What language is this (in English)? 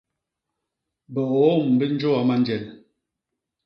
Basaa